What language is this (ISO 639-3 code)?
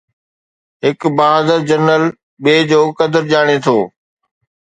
snd